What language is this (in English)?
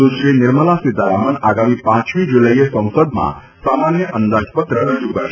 Gujarati